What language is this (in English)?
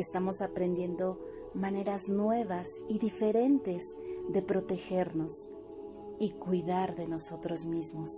Spanish